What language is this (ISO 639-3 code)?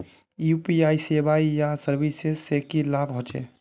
mag